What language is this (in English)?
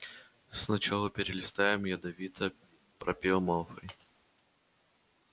Russian